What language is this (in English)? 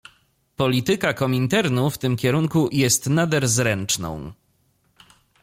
Polish